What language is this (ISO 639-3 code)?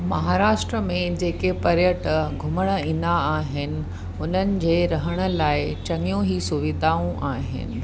snd